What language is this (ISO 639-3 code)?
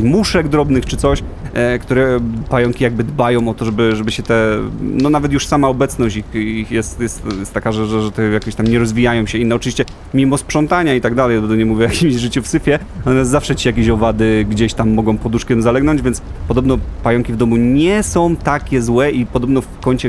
pol